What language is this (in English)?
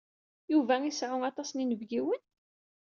Kabyle